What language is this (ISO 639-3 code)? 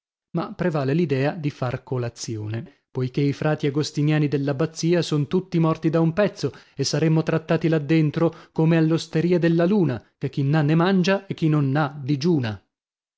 ita